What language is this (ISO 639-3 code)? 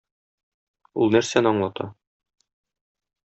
tat